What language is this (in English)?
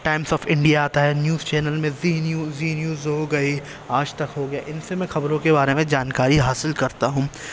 Urdu